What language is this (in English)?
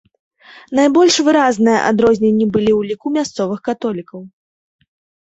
Belarusian